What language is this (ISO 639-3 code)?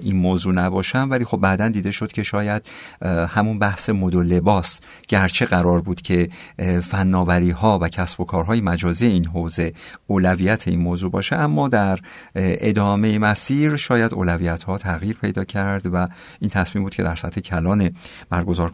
fas